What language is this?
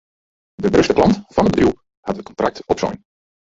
Western Frisian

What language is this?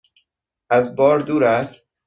Persian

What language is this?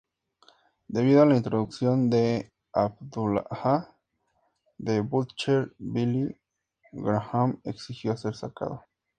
Spanish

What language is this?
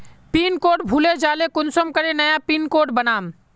Magahi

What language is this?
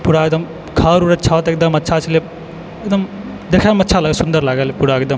Maithili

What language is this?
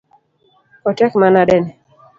Luo (Kenya and Tanzania)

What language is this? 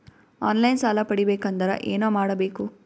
Kannada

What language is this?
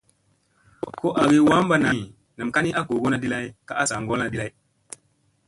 Musey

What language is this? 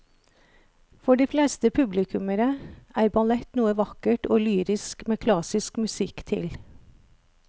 Norwegian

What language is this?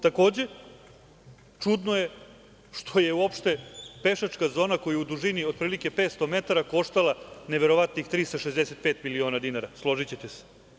Serbian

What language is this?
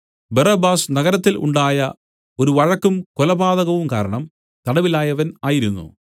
Malayalam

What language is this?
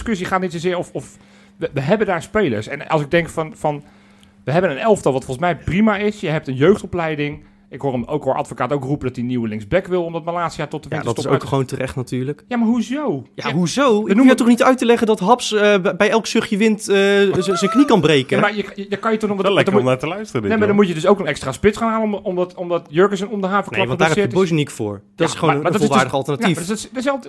Dutch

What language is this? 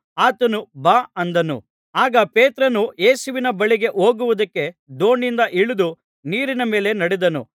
Kannada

